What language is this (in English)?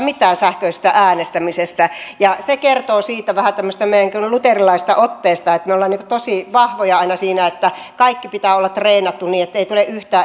Finnish